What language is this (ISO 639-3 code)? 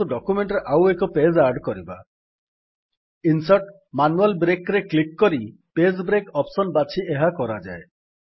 ori